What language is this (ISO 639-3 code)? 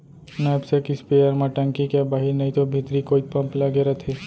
hne